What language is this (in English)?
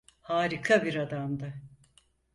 Turkish